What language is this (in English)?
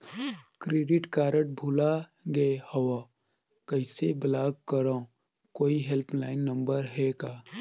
Chhattisgarhi